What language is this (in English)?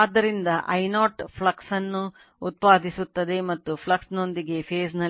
Kannada